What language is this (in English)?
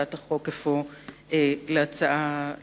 Hebrew